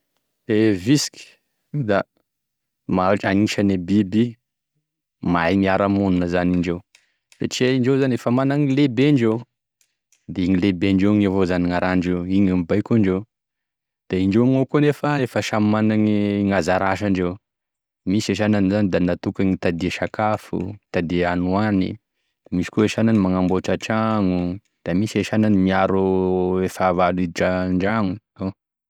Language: Tesaka Malagasy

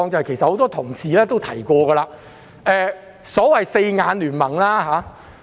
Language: Cantonese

